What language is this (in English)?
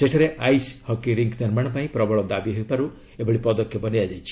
Odia